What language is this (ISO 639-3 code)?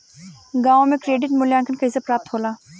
bho